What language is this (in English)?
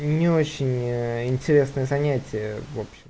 Russian